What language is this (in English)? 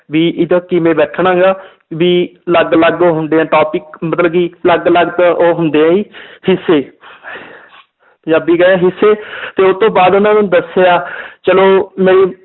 Punjabi